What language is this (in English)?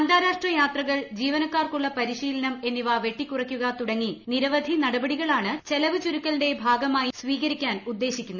Malayalam